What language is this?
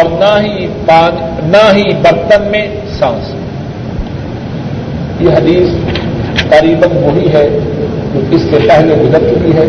Urdu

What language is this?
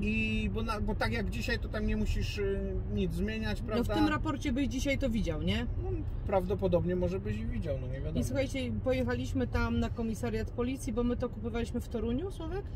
Polish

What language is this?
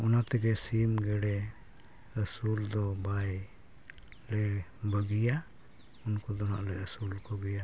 Santali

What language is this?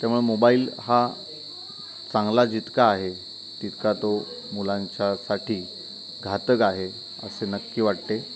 Marathi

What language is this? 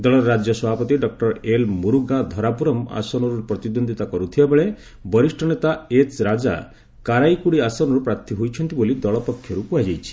Odia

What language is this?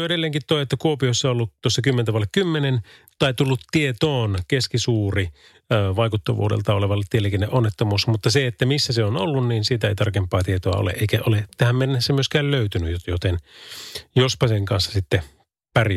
Finnish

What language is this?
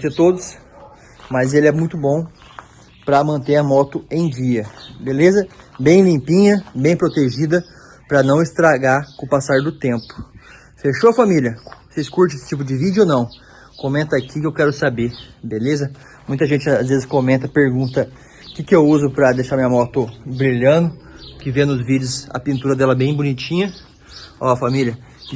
Portuguese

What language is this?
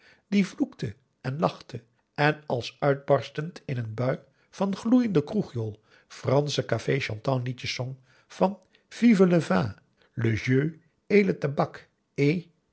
Dutch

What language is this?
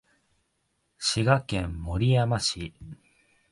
Japanese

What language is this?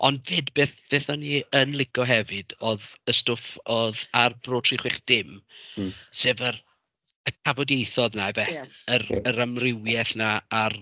Welsh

